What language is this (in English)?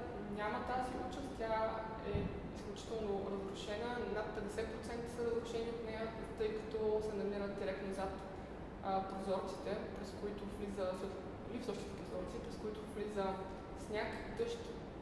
Bulgarian